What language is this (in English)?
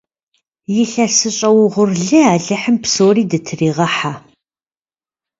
Kabardian